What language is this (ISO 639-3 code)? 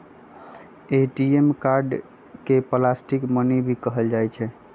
mag